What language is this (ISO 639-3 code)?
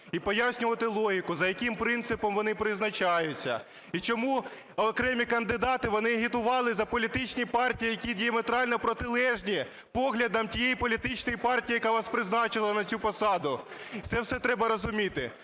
ukr